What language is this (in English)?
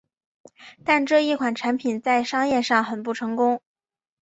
Chinese